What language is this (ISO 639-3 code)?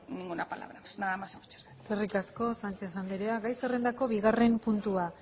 eus